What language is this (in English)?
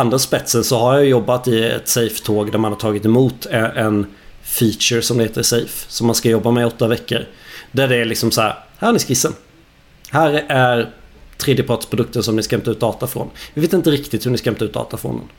Swedish